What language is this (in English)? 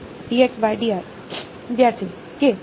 Gujarati